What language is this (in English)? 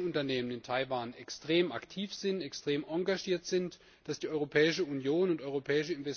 German